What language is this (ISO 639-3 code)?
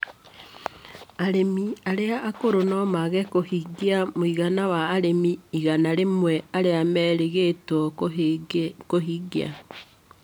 kik